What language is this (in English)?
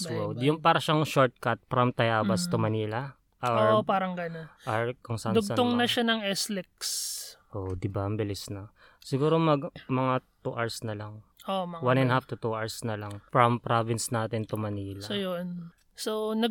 Filipino